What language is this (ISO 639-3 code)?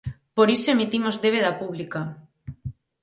glg